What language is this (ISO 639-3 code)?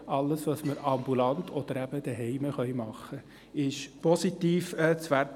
gsw